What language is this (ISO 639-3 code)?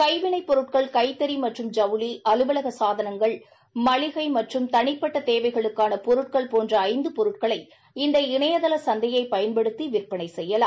tam